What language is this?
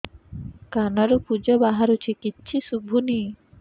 Odia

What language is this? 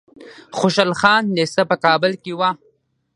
Pashto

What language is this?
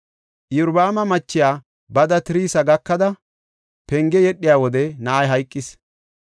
Gofa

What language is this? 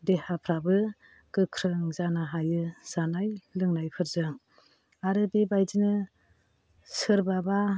Bodo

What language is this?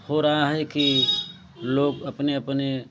Hindi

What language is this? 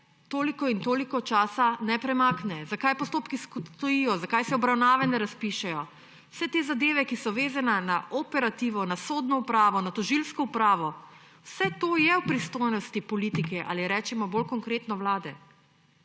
Slovenian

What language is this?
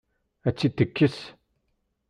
Kabyle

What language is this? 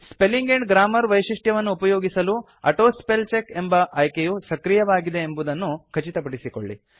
Kannada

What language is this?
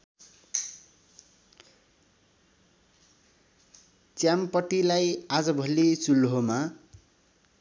Nepali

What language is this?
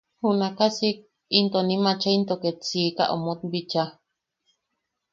Yaqui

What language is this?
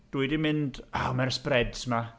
Welsh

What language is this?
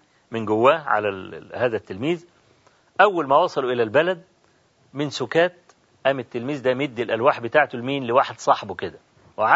Arabic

